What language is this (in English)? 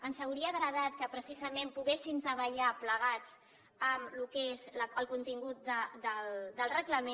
Catalan